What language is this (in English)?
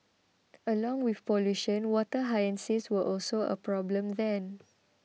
English